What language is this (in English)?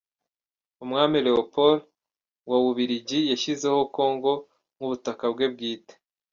Kinyarwanda